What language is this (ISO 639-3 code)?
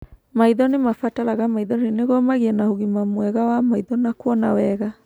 kik